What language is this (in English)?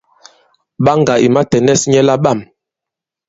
Bankon